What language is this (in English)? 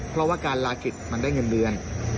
Thai